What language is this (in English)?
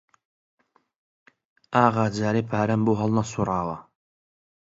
Central Kurdish